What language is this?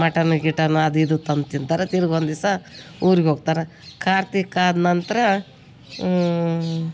Kannada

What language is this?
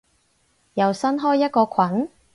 Cantonese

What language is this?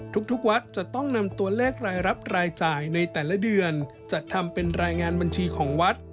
Thai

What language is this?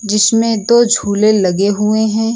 Hindi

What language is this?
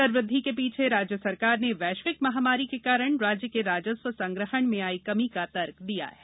Hindi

